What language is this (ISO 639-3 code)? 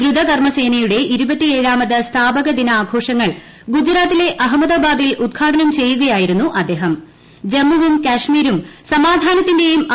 mal